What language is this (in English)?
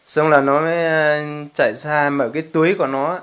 Vietnamese